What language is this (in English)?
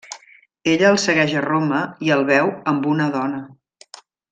Catalan